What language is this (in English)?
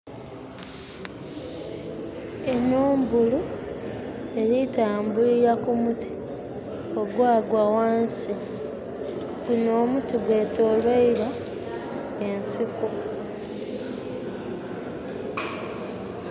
Soga